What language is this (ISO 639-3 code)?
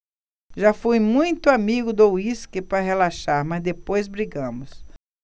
por